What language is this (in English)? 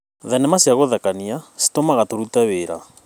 Kikuyu